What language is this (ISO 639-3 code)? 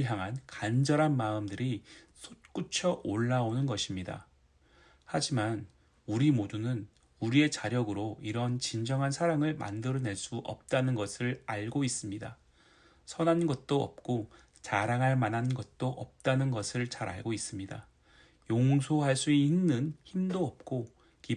kor